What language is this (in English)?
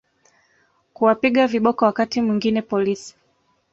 Swahili